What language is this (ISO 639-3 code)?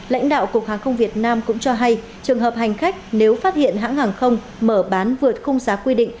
vie